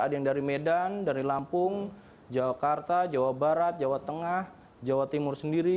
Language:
Indonesian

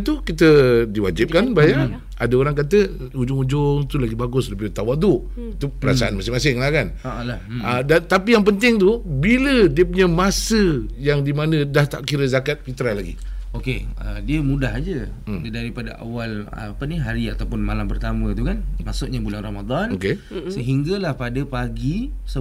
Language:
Malay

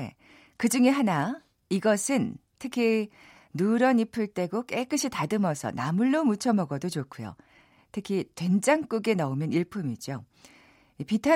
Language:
Korean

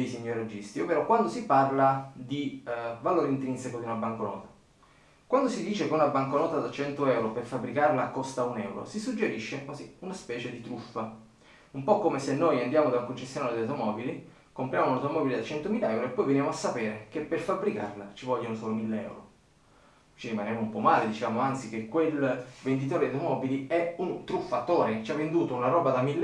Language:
Italian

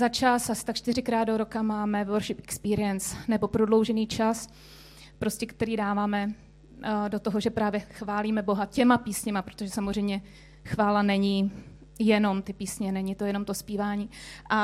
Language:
Czech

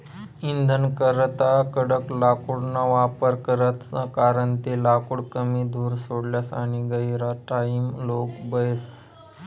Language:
Marathi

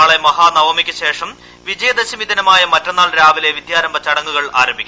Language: Malayalam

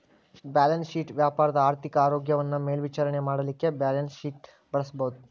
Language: Kannada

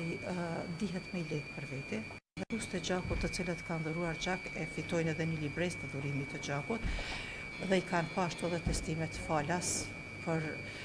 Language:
Romanian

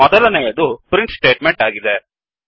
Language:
Kannada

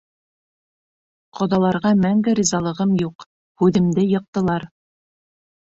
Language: Bashkir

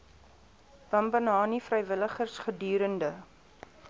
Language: Afrikaans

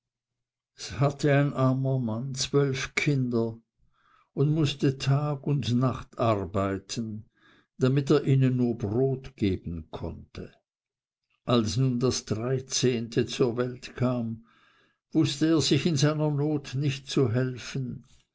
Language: German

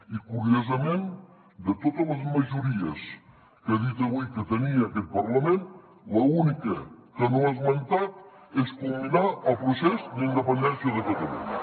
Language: Catalan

